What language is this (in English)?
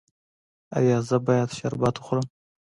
Pashto